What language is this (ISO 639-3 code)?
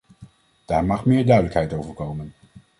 nld